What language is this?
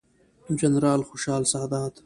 Pashto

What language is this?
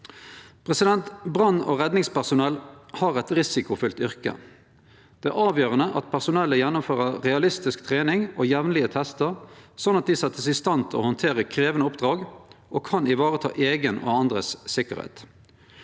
Norwegian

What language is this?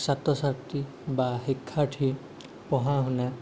Assamese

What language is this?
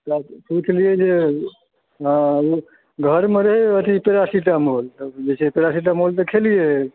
Maithili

